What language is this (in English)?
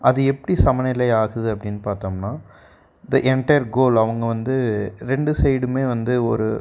Tamil